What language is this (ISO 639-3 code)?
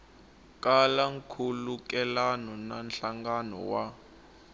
tso